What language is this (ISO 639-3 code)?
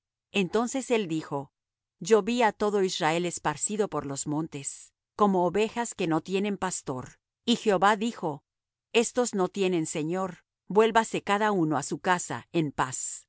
spa